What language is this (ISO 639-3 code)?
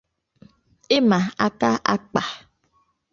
ibo